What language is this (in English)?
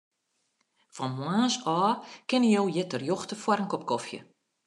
Western Frisian